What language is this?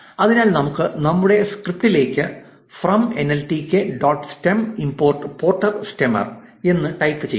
Malayalam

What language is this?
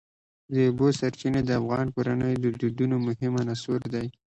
Pashto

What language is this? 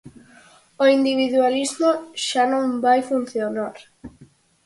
Galician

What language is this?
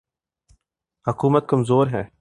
Urdu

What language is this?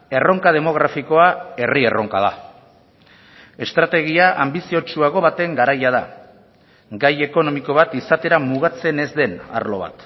Basque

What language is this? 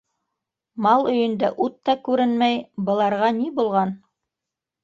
Bashkir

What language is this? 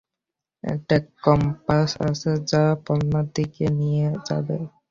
Bangla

